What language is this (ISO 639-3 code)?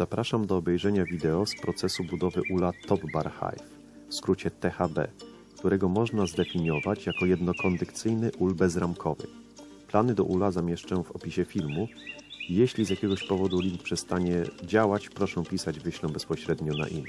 pol